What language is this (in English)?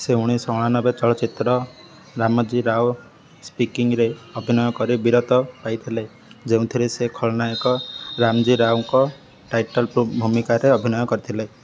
Odia